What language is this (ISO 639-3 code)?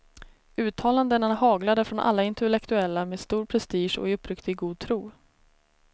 swe